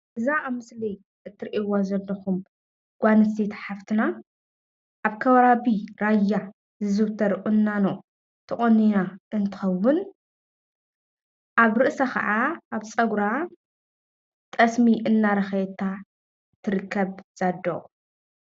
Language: Tigrinya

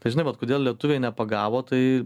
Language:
Lithuanian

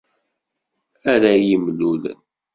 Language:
Kabyle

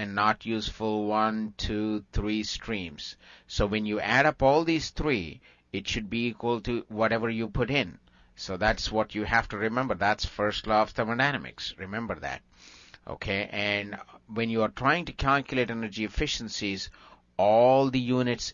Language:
English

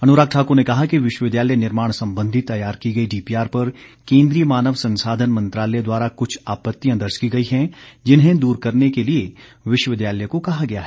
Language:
Hindi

